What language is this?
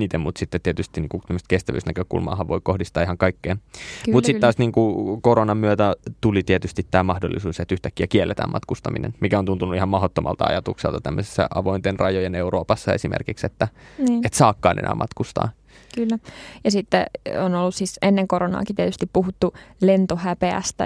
Finnish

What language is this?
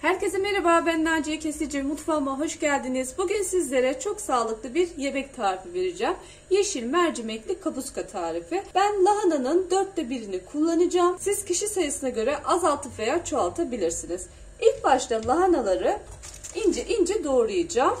Turkish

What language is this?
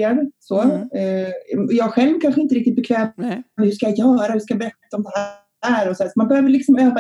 Swedish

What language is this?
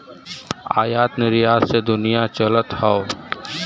Bhojpuri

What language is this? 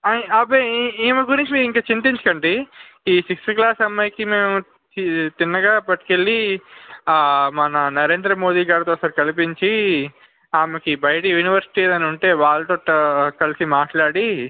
Telugu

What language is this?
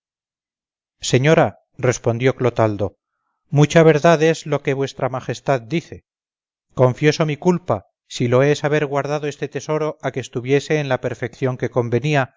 Spanish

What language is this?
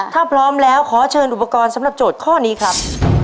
Thai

